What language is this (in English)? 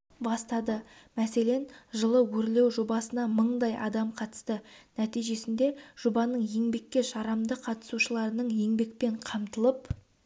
Kazakh